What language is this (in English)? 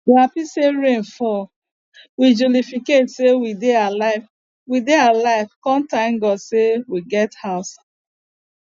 Nigerian Pidgin